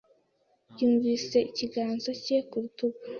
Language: Kinyarwanda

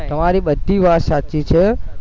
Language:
Gujarati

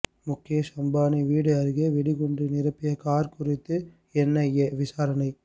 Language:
Tamil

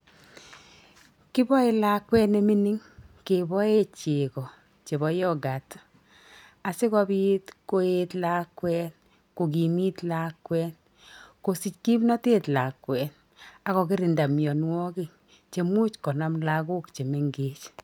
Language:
Kalenjin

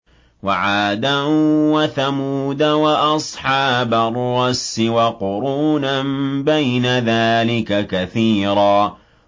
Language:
Arabic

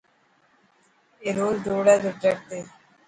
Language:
Dhatki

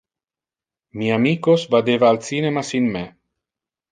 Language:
Interlingua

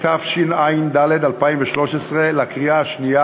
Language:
Hebrew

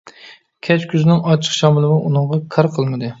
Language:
Uyghur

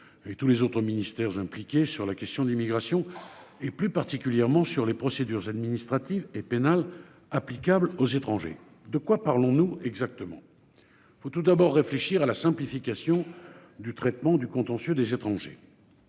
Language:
French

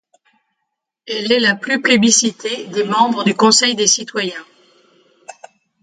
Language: French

